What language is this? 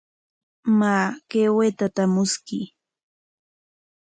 Corongo Ancash Quechua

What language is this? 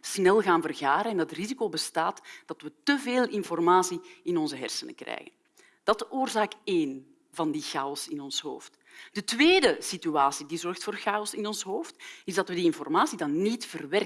Dutch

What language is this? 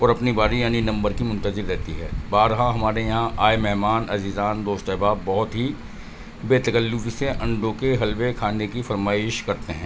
Urdu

